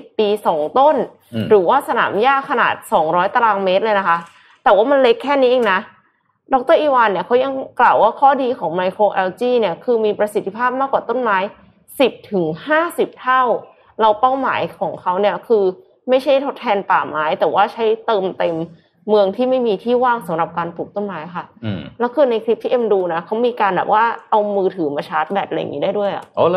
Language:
Thai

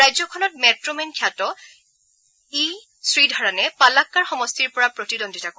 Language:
Assamese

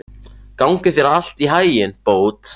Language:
Icelandic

